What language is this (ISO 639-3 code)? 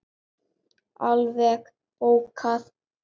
isl